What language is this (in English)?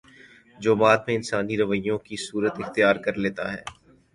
Urdu